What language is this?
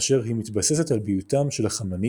Hebrew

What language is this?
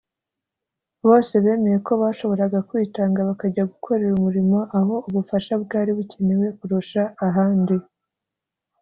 Kinyarwanda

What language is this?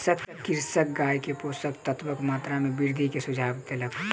Maithili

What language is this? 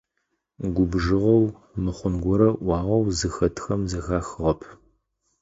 Adyghe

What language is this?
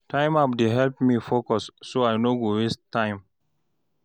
Nigerian Pidgin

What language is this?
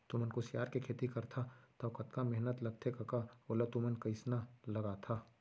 Chhattisgarhi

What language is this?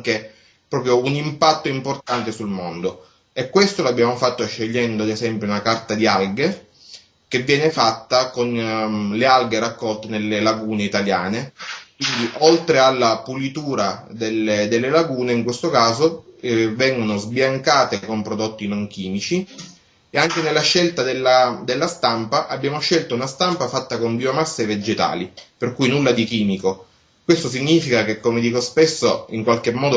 Italian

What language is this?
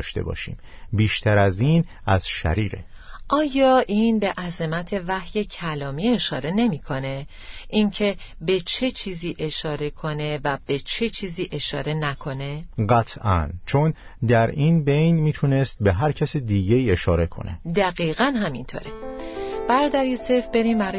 Persian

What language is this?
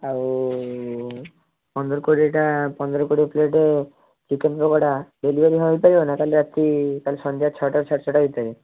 Odia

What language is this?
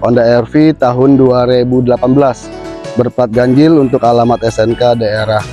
Indonesian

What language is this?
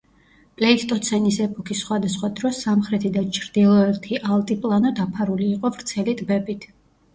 Georgian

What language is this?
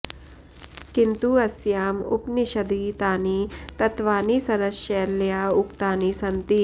Sanskrit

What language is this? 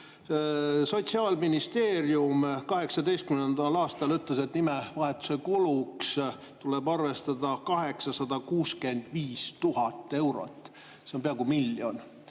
Estonian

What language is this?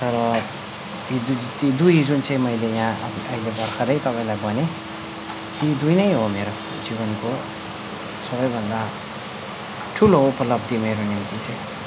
Nepali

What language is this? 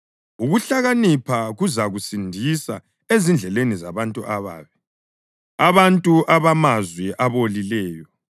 North Ndebele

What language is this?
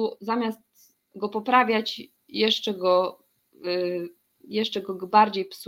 Polish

